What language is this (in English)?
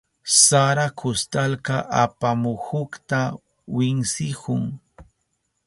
Southern Pastaza Quechua